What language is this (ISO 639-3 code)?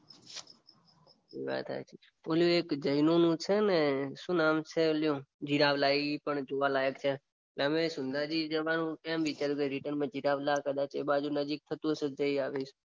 guj